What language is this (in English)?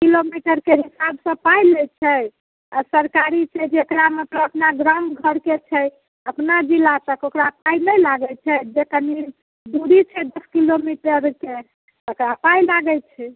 Maithili